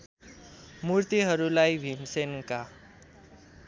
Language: Nepali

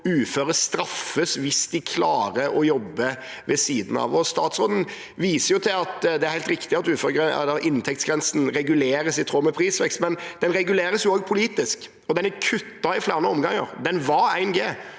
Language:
Norwegian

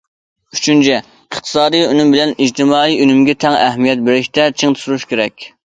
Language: Uyghur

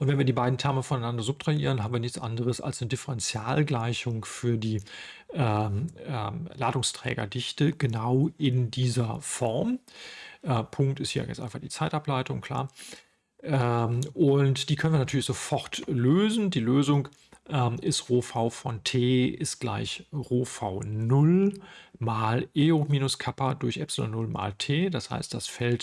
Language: German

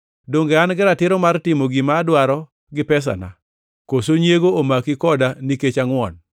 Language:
Luo (Kenya and Tanzania)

